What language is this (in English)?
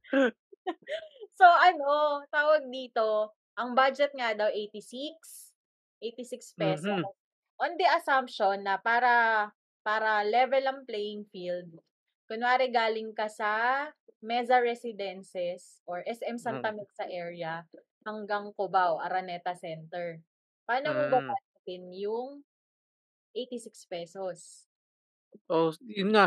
Filipino